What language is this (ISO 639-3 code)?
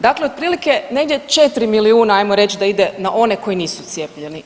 hrv